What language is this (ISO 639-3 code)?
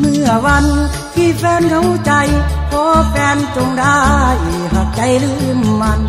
tha